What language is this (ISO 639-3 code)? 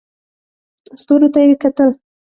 pus